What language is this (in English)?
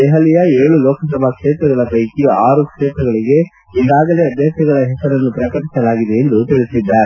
Kannada